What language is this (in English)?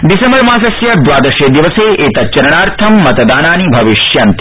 Sanskrit